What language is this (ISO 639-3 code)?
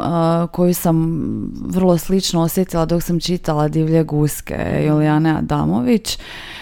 hrv